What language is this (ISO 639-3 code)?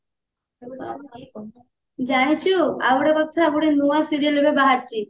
ori